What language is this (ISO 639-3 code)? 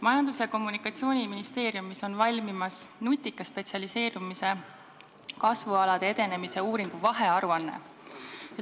est